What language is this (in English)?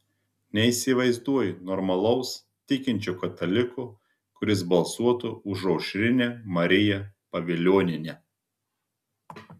Lithuanian